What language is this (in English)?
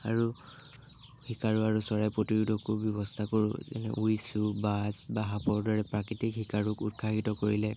Assamese